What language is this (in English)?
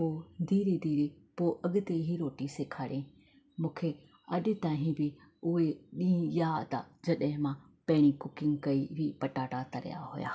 Sindhi